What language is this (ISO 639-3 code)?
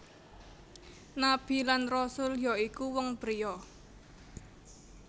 jav